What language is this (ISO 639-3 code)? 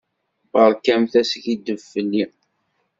kab